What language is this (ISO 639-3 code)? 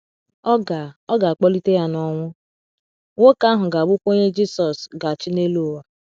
ibo